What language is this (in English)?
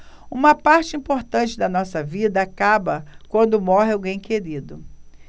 Portuguese